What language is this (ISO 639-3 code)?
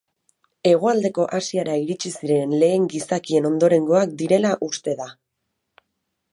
eus